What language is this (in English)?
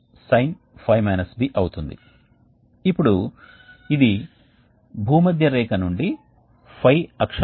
Telugu